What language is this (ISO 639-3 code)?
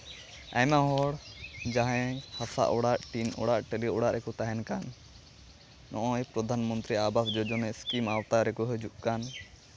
sat